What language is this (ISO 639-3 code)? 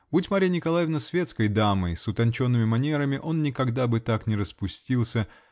rus